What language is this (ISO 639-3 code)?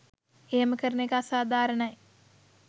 sin